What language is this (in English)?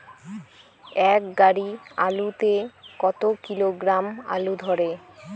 Bangla